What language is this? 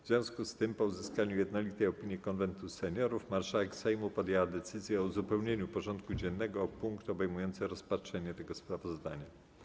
Polish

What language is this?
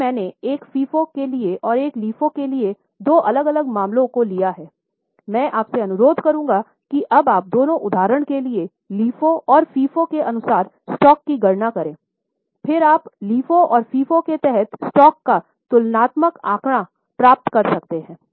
Hindi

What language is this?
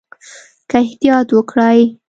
Pashto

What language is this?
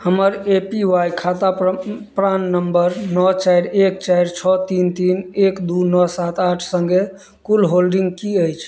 Maithili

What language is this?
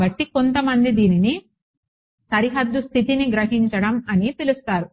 Telugu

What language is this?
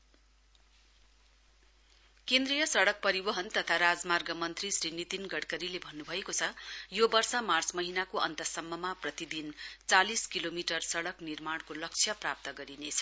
Nepali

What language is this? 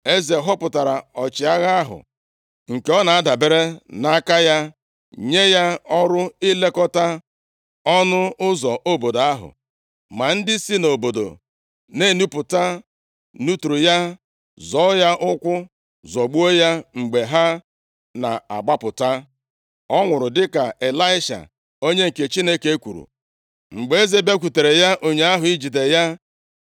Igbo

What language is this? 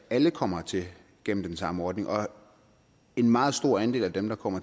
Danish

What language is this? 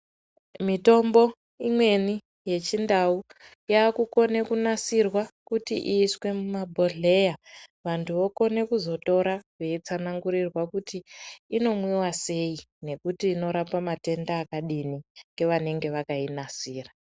Ndau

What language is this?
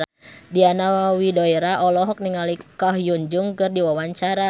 Sundanese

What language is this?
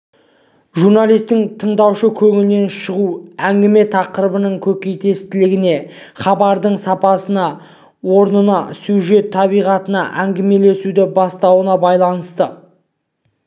Kazakh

